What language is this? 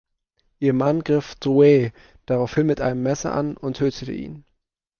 German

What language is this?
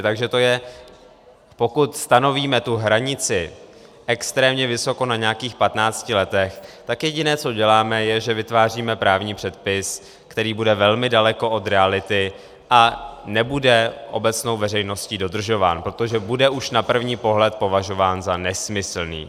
Czech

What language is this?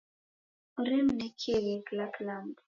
Taita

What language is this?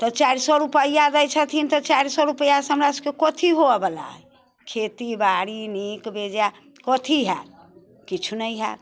Maithili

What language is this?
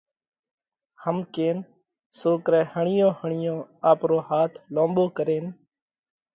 Parkari Koli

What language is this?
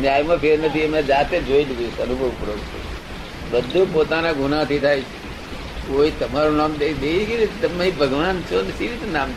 Gujarati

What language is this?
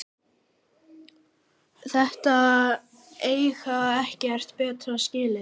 Icelandic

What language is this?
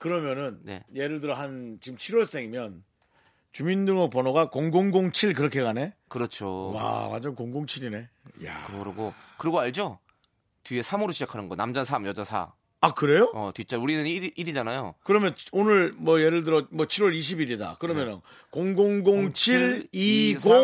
Korean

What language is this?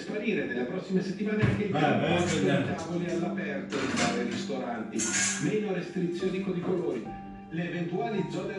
Italian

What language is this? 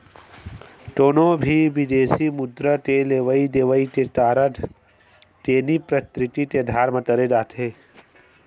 Chhattisgarhi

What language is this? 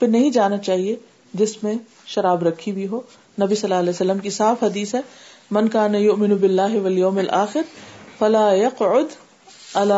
Urdu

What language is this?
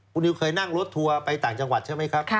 Thai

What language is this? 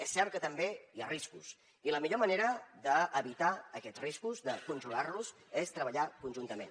Catalan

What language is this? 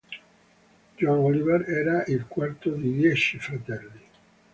Italian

